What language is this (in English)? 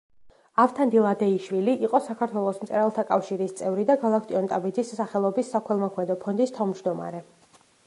Georgian